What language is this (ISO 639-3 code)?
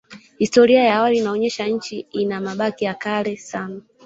swa